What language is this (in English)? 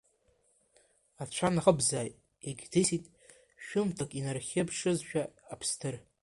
Abkhazian